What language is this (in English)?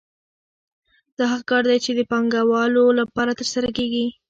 Pashto